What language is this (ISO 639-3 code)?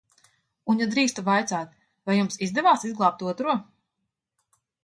lav